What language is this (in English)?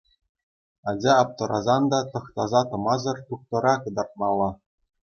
Chuvash